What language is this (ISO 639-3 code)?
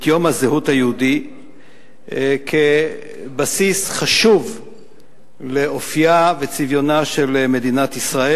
heb